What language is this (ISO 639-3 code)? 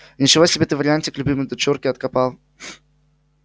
rus